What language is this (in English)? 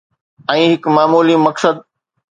Sindhi